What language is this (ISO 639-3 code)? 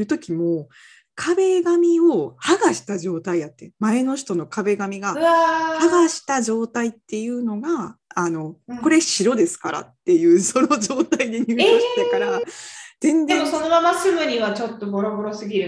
jpn